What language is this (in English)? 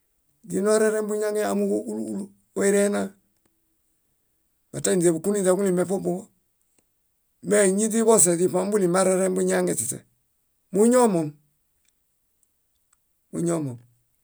Bayot